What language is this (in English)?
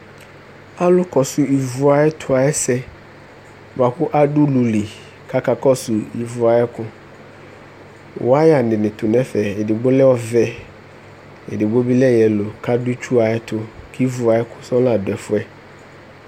Ikposo